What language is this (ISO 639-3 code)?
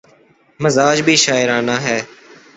urd